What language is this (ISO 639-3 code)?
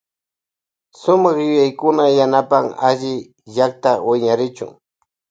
qvj